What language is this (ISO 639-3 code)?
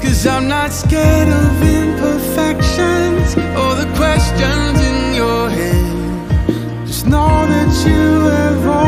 nld